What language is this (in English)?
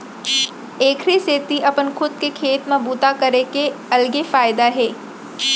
Chhattisgarhi